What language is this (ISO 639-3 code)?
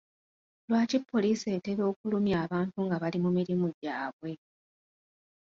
lug